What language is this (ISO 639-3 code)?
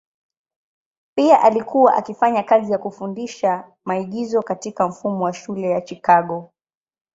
swa